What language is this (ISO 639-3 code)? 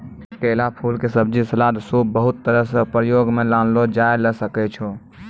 mai